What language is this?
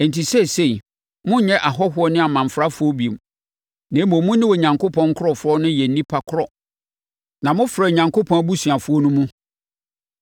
Akan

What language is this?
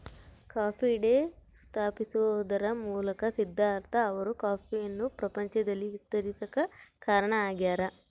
Kannada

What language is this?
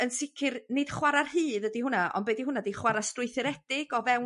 Welsh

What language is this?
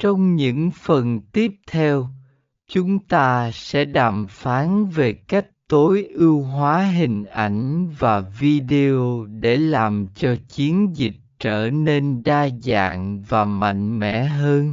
Vietnamese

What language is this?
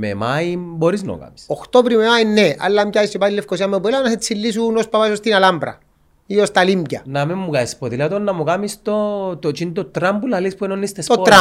Greek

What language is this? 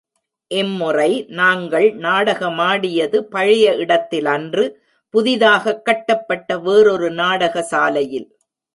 Tamil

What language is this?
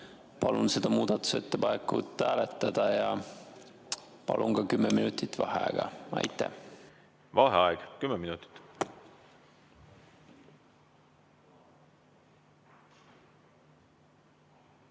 Estonian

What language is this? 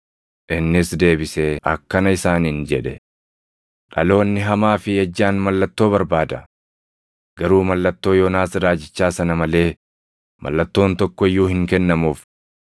Oromo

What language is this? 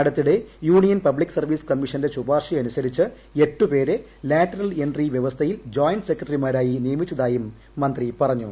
Malayalam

